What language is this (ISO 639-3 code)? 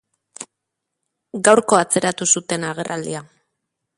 eus